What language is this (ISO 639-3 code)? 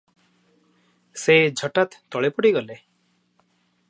ori